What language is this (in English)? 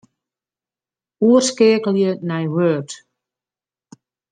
Western Frisian